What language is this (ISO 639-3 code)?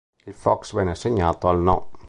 ita